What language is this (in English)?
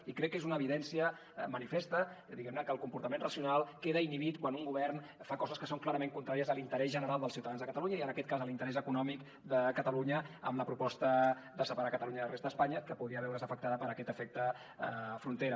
Catalan